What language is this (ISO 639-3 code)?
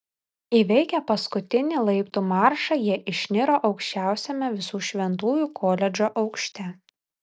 lit